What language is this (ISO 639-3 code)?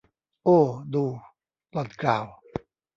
tha